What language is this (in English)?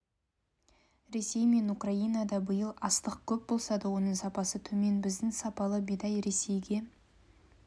Kazakh